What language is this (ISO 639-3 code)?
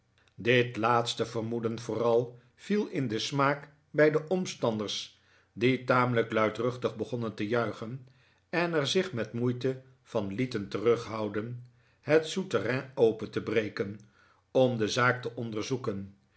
nld